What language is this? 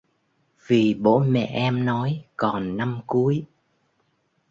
Vietnamese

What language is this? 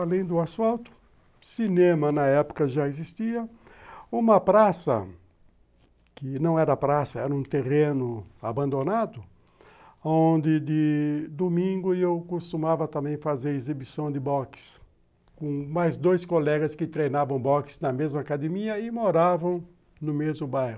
Portuguese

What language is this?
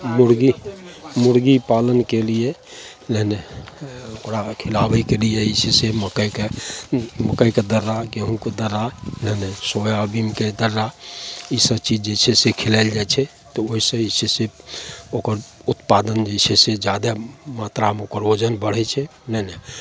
Maithili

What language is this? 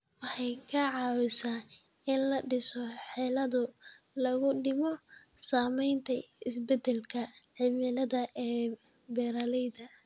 Somali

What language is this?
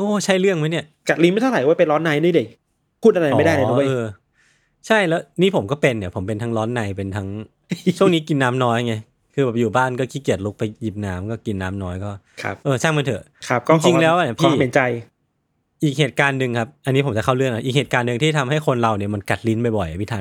Thai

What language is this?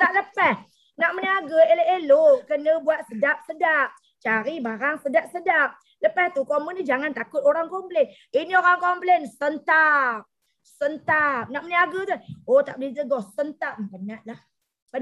Malay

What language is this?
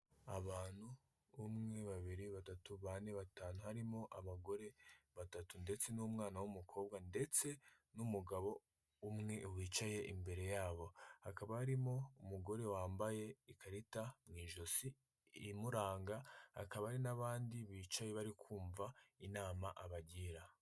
Kinyarwanda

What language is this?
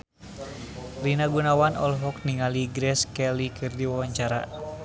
Sundanese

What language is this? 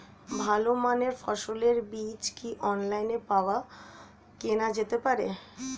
Bangla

